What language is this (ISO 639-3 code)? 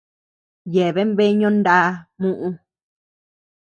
cux